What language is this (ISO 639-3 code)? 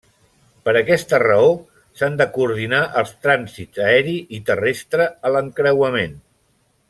cat